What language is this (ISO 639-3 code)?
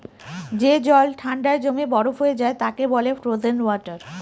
ben